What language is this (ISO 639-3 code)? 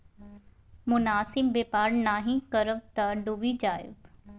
mai